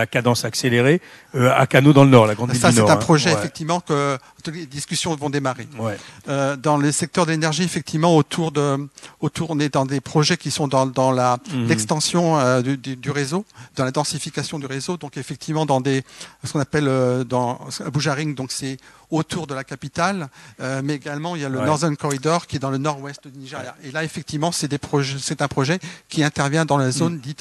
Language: French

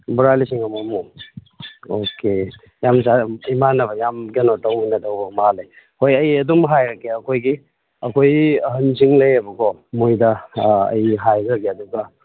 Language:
Manipuri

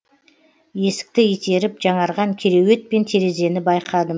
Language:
Kazakh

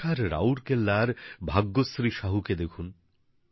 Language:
Bangla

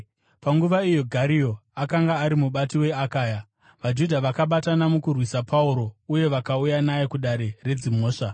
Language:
Shona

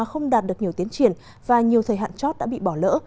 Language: Vietnamese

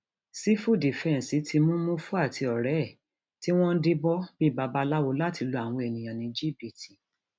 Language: Yoruba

